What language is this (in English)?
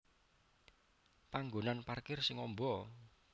Javanese